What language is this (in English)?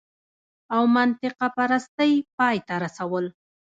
Pashto